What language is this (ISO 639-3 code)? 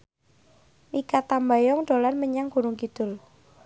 jav